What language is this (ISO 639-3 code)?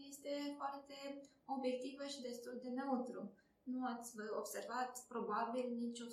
ron